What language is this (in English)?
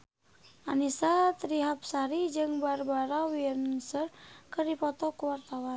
Sundanese